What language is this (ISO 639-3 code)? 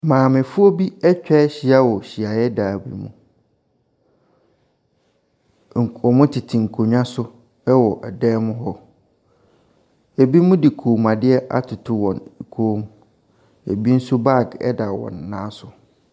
aka